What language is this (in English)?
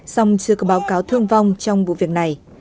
Vietnamese